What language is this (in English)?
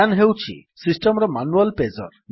Odia